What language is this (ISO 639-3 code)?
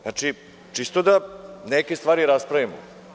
srp